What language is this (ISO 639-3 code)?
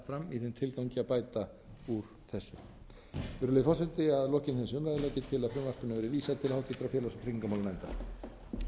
isl